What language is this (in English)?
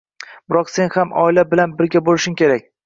Uzbek